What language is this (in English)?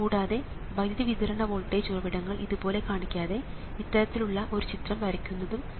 Malayalam